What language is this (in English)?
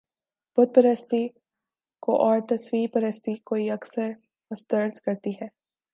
Urdu